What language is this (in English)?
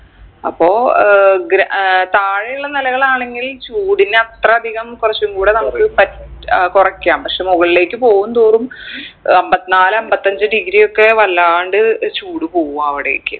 Malayalam